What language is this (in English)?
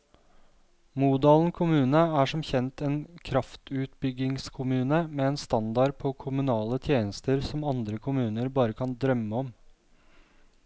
Norwegian